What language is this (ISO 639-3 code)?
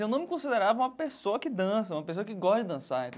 por